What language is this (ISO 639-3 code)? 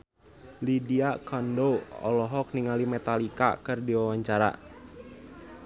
sun